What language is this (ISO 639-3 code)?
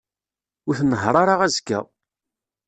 kab